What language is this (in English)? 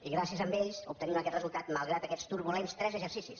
Catalan